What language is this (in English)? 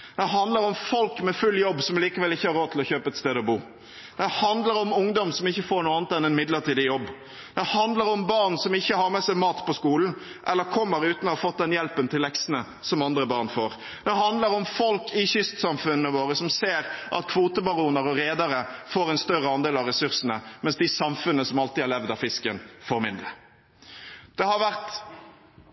Norwegian Bokmål